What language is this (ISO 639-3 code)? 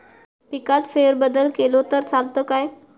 mar